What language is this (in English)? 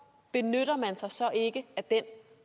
Danish